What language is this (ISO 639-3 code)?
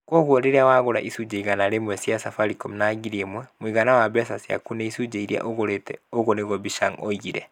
kik